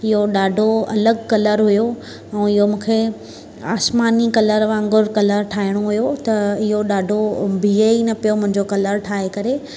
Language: Sindhi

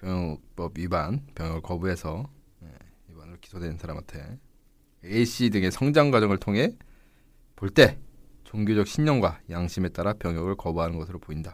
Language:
Korean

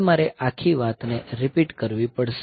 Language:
Gujarati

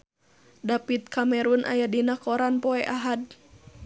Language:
Sundanese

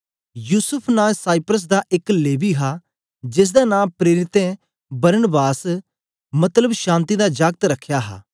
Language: Dogri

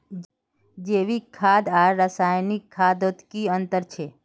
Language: Magahi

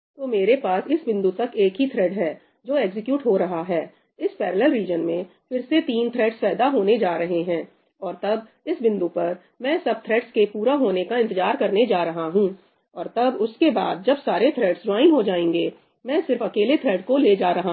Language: Hindi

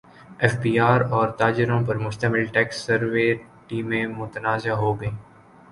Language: Urdu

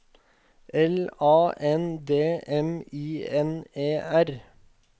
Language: Norwegian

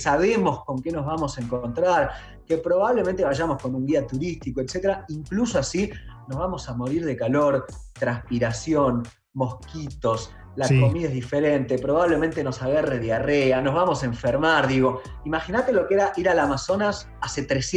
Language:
Spanish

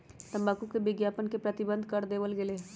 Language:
Magahi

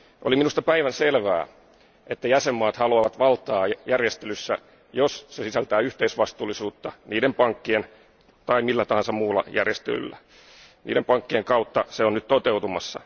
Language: Finnish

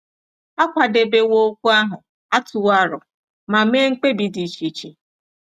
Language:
Igbo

